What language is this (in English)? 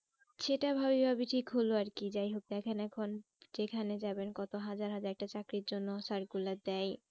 Bangla